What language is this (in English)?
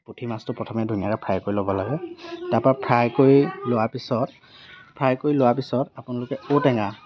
Assamese